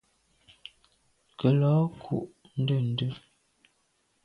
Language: Medumba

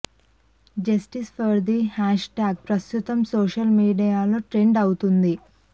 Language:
Telugu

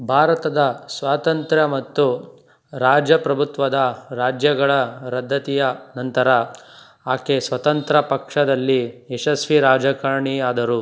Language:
Kannada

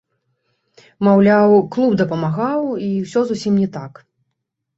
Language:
Belarusian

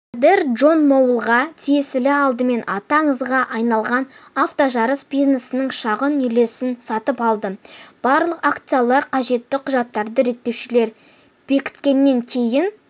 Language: Kazakh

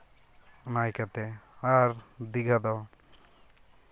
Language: Santali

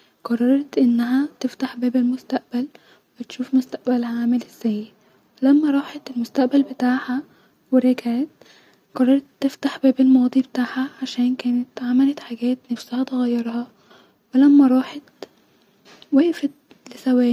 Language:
Egyptian Arabic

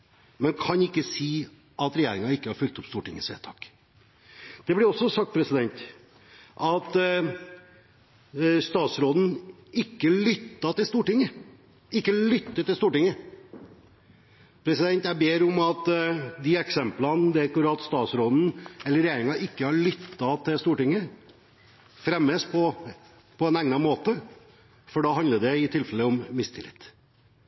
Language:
Norwegian Bokmål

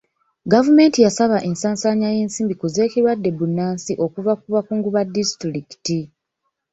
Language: Ganda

